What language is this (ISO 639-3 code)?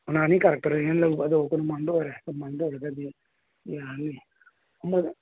mni